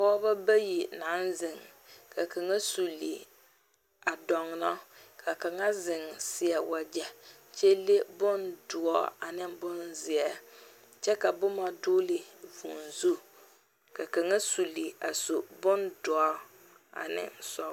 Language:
Southern Dagaare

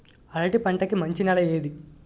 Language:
Telugu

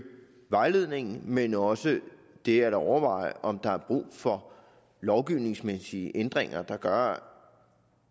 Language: Danish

